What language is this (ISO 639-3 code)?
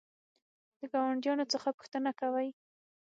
pus